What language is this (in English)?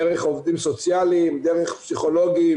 Hebrew